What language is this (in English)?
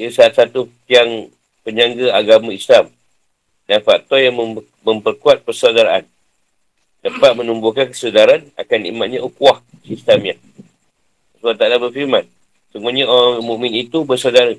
Malay